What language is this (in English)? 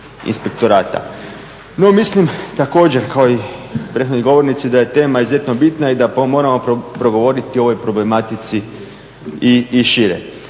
Croatian